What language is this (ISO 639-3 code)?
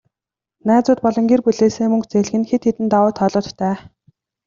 mon